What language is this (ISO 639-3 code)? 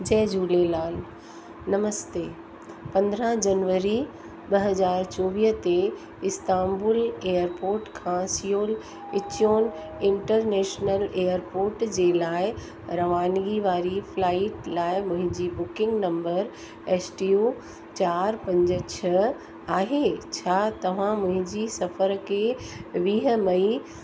snd